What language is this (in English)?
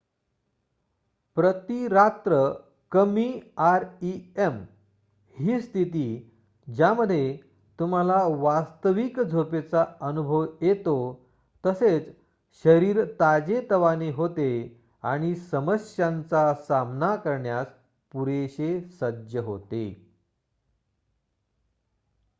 Marathi